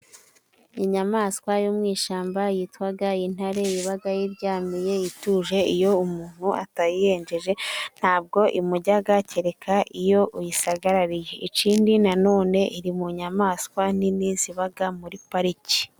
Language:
Kinyarwanda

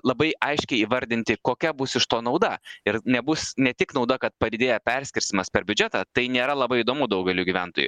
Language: Lithuanian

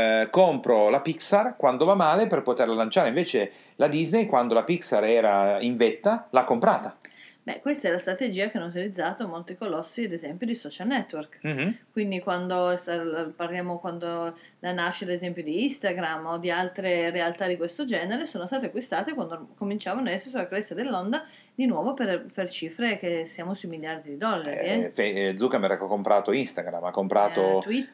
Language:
Italian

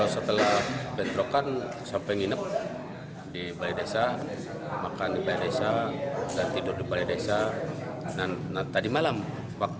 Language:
Indonesian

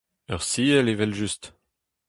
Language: Breton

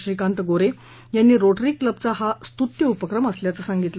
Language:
Marathi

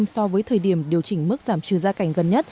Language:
Vietnamese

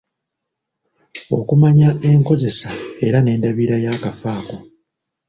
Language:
Ganda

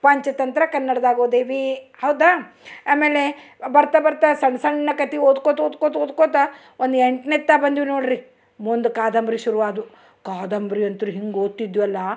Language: Kannada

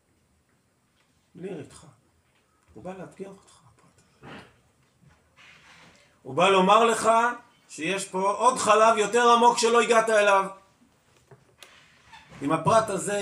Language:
Hebrew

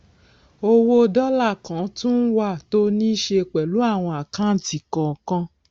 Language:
Yoruba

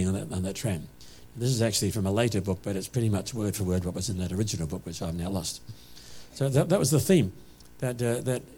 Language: English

